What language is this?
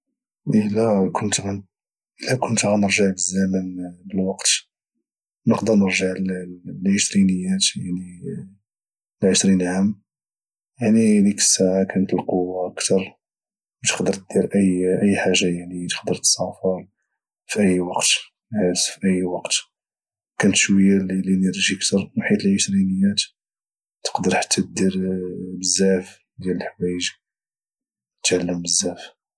Moroccan Arabic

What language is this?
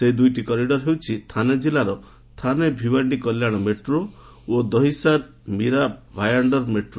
Odia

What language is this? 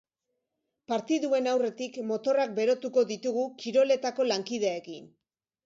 Basque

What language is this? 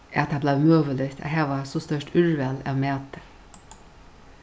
Faroese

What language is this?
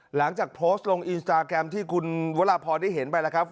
Thai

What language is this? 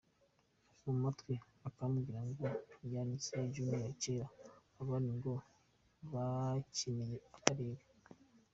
Kinyarwanda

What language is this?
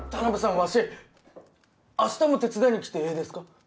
Japanese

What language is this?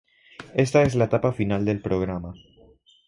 Spanish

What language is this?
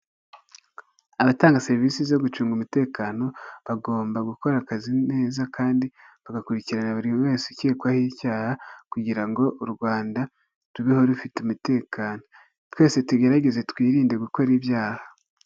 Kinyarwanda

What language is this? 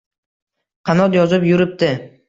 Uzbek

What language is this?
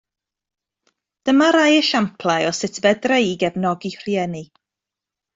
Welsh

